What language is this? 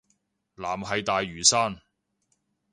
Cantonese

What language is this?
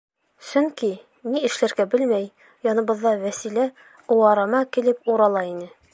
Bashkir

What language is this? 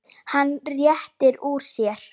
Icelandic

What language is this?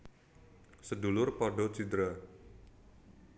Javanese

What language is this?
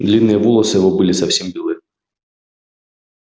Russian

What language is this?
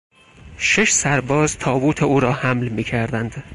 Persian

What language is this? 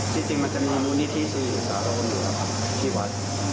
Thai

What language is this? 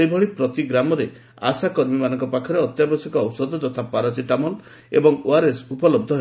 Odia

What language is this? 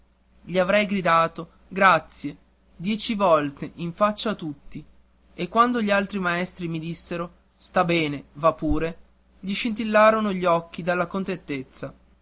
Italian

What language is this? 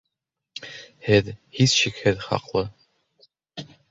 Bashkir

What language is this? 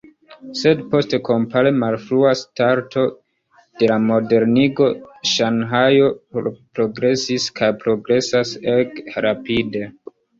Esperanto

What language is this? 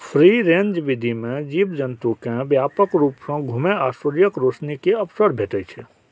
Maithili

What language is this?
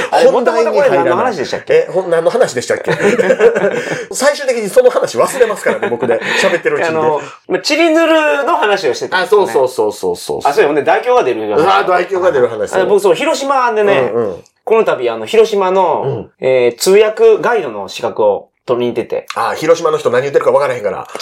Japanese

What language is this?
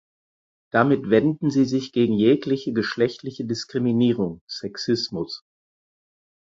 German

